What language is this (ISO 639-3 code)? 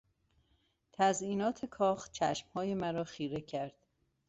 fas